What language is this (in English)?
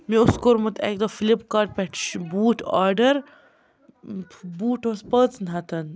Kashmiri